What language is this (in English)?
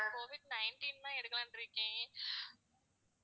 Tamil